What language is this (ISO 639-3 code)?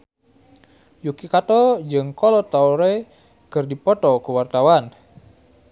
sun